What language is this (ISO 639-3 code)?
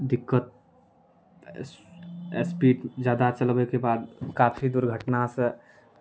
mai